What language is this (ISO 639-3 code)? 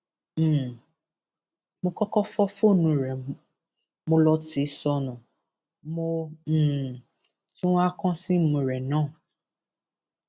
yor